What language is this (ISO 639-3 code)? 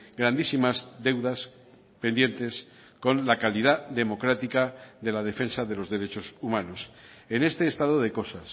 spa